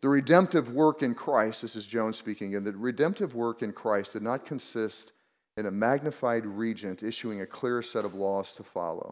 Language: English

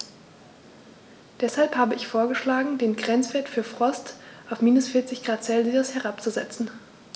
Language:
German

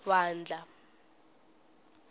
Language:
Tsonga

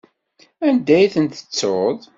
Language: Kabyle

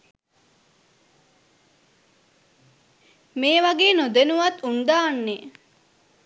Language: Sinhala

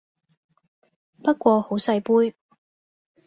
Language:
Cantonese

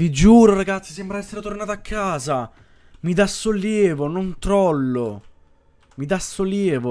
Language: Italian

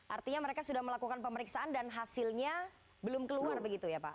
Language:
Indonesian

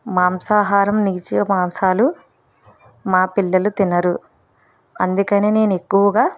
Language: Telugu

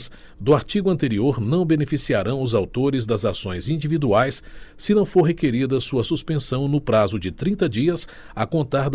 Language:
Portuguese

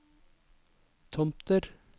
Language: Norwegian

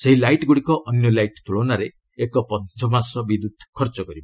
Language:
Odia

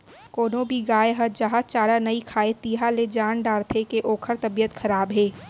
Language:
Chhattisgarhi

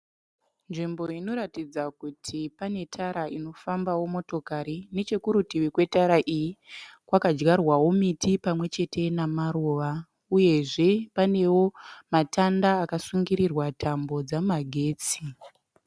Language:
Shona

